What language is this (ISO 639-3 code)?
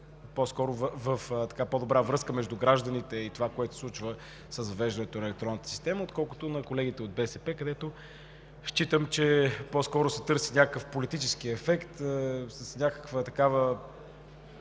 bul